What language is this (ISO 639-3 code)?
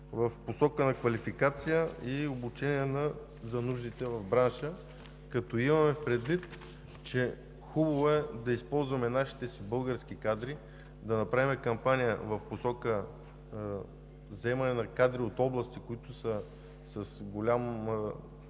bul